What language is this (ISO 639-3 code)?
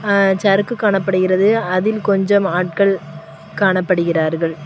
tam